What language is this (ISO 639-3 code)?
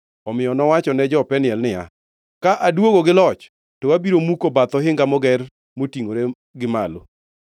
luo